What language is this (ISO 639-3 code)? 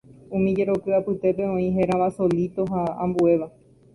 grn